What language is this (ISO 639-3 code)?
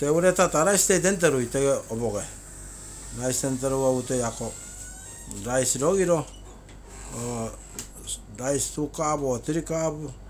buo